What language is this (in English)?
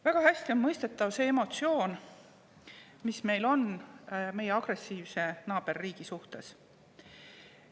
Estonian